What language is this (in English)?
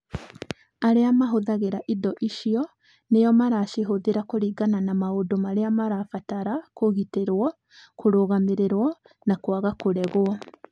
Kikuyu